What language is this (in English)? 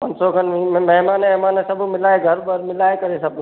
Sindhi